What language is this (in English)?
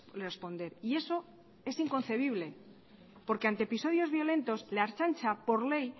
Spanish